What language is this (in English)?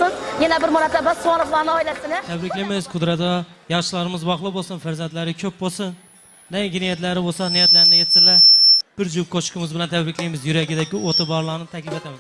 Turkish